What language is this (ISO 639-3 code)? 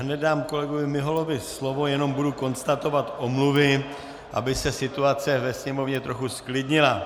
ces